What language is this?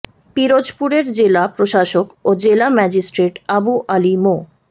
Bangla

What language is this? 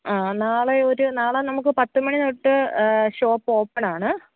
Malayalam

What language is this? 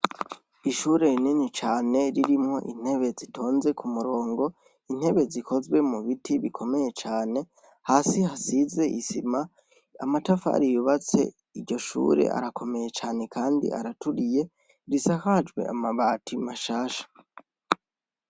Rundi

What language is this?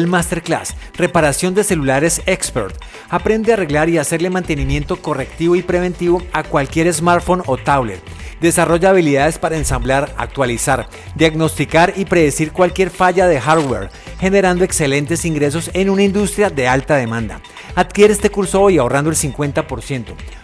Spanish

